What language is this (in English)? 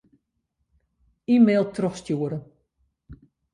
Western Frisian